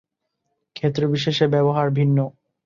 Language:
Bangla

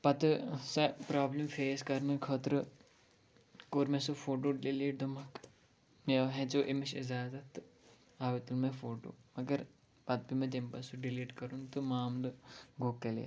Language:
Kashmiri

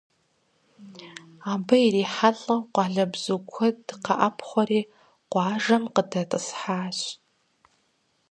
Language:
Kabardian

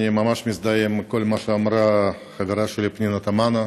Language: Hebrew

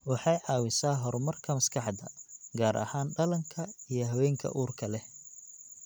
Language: Somali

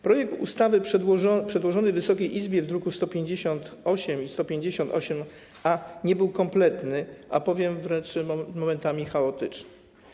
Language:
Polish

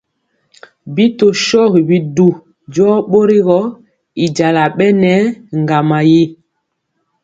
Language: Mpiemo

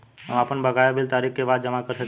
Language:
Bhojpuri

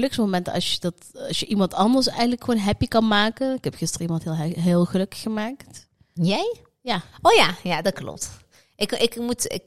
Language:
Dutch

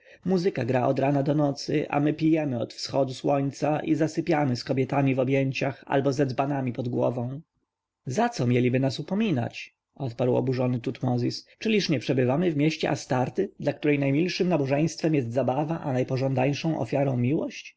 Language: Polish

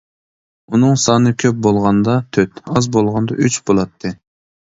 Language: Uyghur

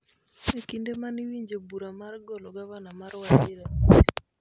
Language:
Luo (Kenya and Tanzania)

